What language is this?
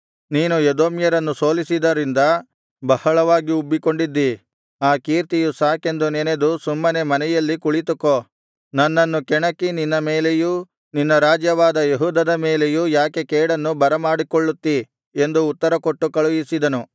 Kannada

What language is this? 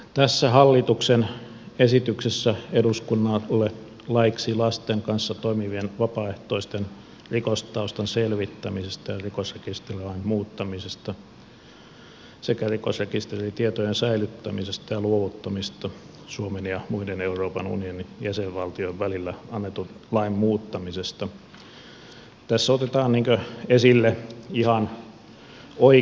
Finnish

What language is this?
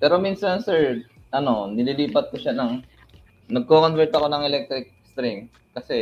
Filipino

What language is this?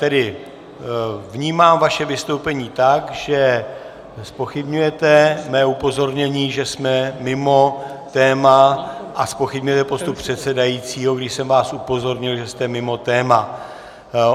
Czech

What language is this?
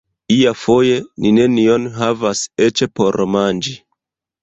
Esperanto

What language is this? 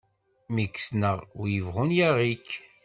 Kabyle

